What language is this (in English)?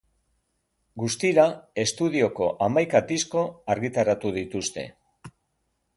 Basque